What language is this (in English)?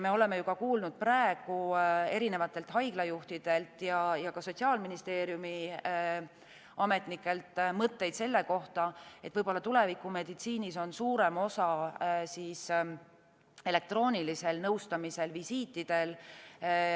Estonian